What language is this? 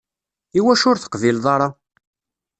Kabyle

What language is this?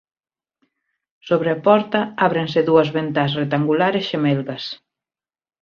Galician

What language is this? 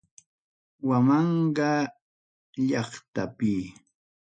Ayacucho Quechua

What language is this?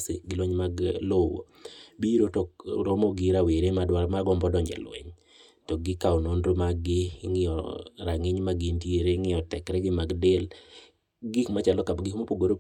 Luo (Kenya and Tanzania)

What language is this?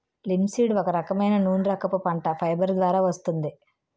Telugu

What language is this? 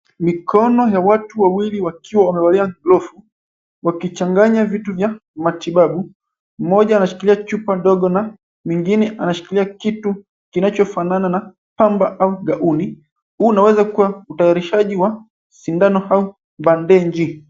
Swahili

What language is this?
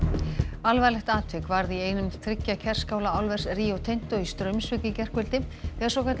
Icelandic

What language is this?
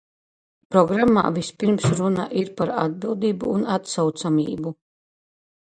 Latvian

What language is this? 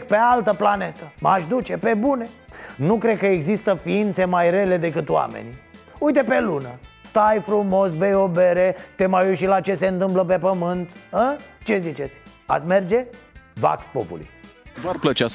Romanian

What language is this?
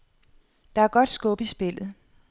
Danish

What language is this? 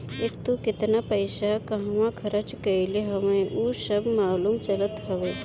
Bhojpuri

